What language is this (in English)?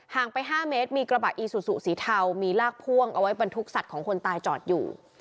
Thai